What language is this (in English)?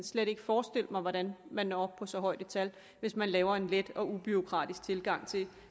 Danish